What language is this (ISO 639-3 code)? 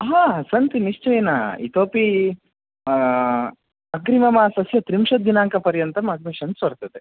san